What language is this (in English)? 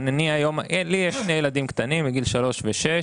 Hebrew